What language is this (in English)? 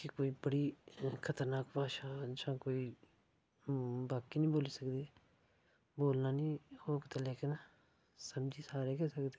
Dogri